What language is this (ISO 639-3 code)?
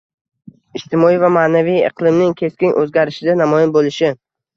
uzb